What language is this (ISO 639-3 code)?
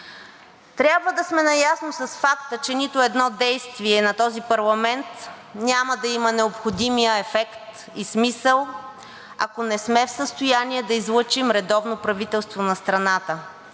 bul